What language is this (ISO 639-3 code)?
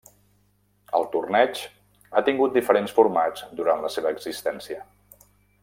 cat